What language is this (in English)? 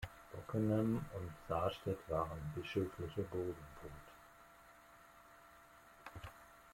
German